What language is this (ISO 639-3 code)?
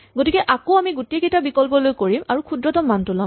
asm